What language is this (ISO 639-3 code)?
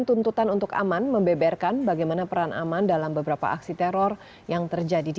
ind